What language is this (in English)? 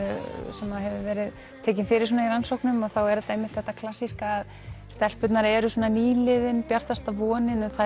Icelandic